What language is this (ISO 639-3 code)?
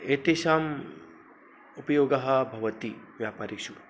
san